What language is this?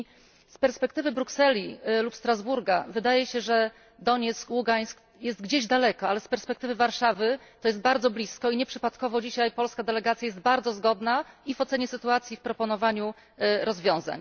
Polish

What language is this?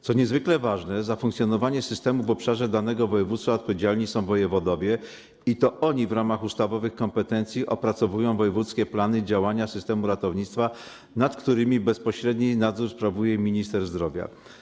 Polish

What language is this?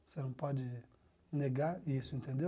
Portuguese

